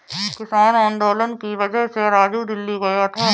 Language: Hindi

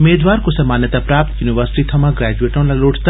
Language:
Dogri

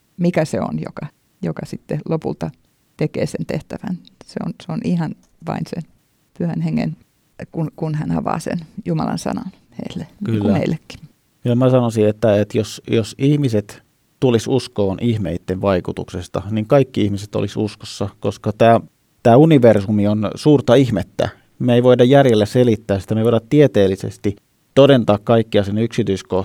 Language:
Finnish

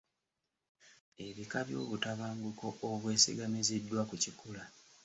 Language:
Ganda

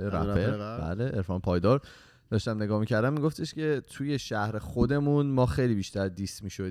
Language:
Persian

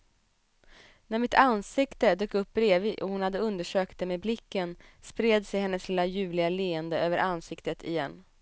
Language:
Swedish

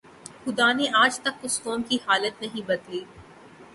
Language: Urdu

